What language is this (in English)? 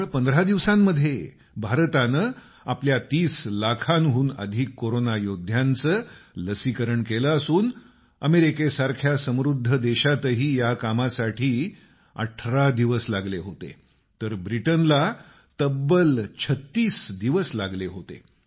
Marathi